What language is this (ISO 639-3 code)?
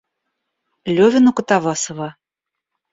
rus